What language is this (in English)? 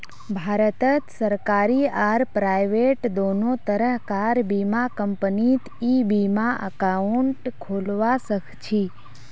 Magahi